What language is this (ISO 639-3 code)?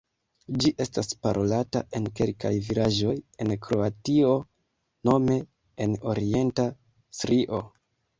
epo